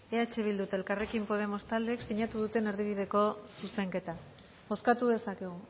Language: Basque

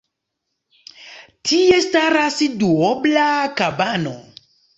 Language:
Esperanto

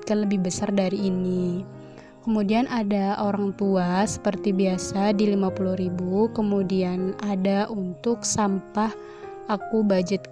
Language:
Indonesian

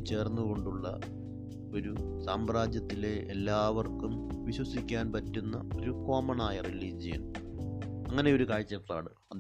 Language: Malayalam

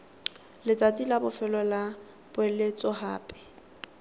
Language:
Tswana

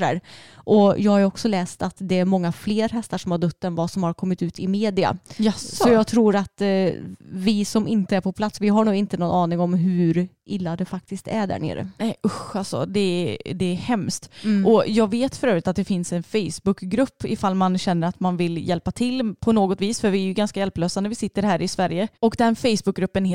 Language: Swedish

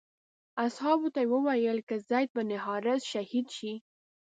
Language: Pashto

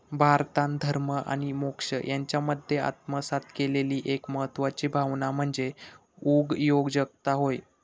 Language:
Marathi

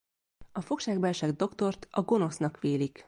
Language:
Hungarian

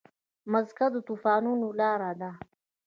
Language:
Pashto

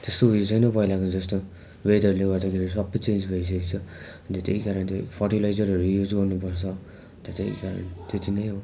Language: Nepali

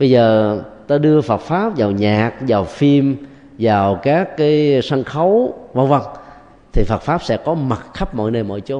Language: Vietnamese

